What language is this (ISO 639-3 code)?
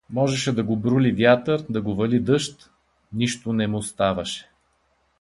bul